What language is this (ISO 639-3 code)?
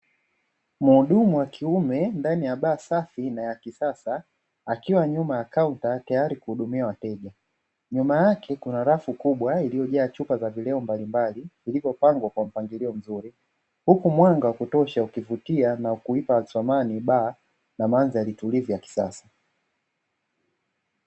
swa